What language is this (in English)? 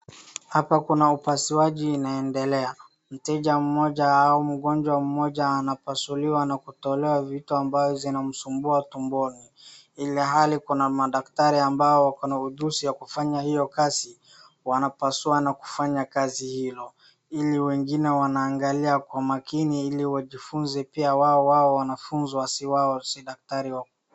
Swahili